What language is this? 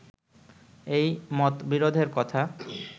Bangla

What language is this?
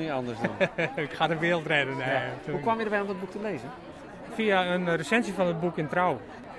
Dutch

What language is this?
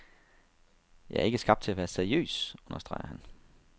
Danish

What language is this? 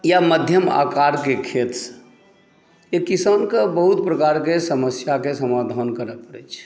Maithili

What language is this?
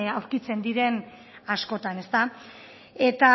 Basque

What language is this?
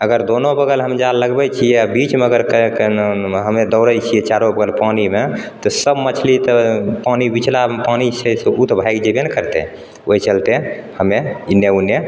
Maithili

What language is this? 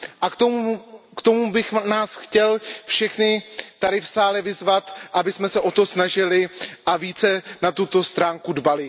Czech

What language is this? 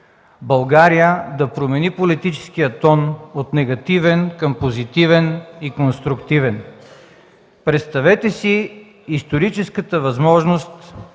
Bulgarian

